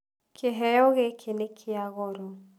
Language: Kikuyu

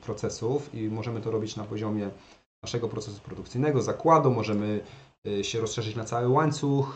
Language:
Polish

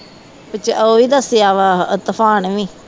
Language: Punjabi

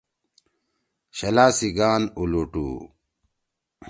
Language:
Torwali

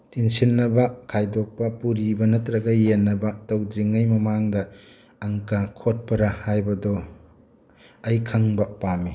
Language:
Manipuri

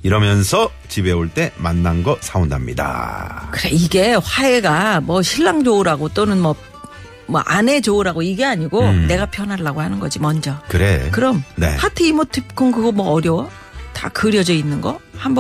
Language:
Korean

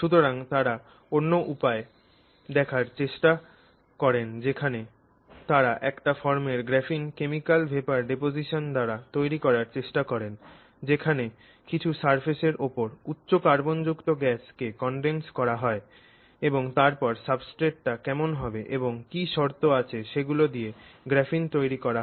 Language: Bangla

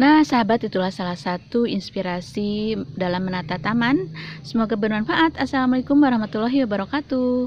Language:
Indonesian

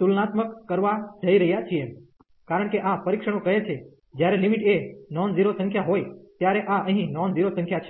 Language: Gujarati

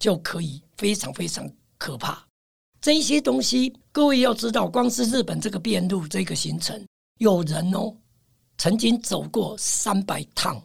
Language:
Chinese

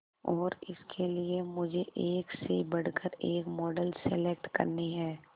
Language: Hindi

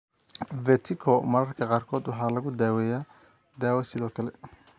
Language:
Somali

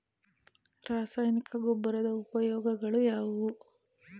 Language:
Kannada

